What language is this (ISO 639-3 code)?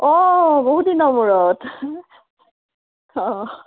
asm